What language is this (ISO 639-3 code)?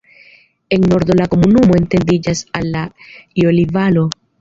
epo